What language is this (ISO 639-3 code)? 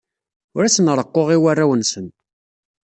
kab